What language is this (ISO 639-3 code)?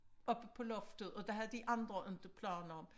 dan